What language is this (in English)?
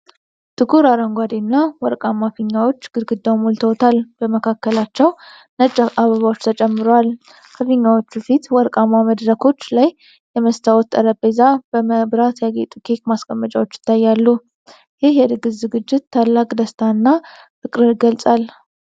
Amharic